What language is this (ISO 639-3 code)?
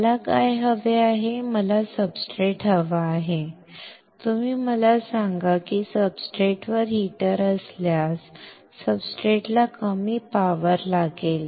mar